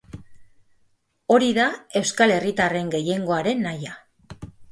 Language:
Basque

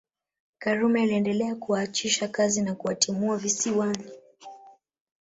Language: Swahili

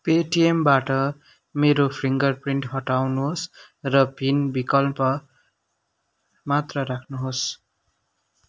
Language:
Nepali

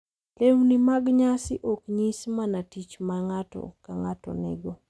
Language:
Luo (Kenya and Tanzania)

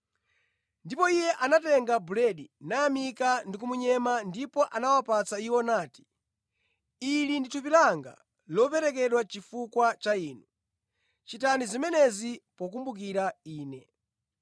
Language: Nyanja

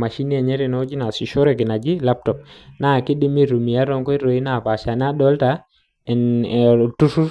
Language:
Masai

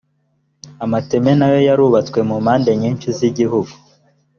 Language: Kinyarwanda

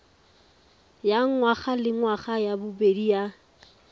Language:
Tswana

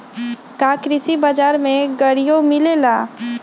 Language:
Magahi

